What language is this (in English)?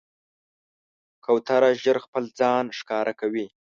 Pashto